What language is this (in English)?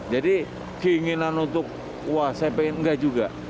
Indonesian